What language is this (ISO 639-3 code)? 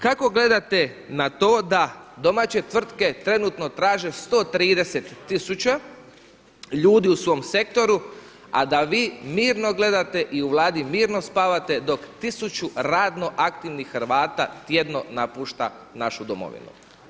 hrv